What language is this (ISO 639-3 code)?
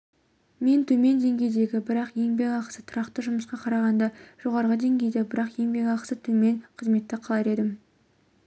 kaz